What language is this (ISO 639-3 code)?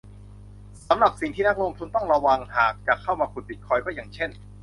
tha